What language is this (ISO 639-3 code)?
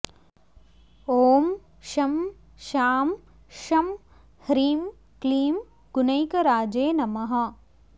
san